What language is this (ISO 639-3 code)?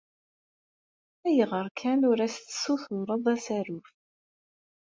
kab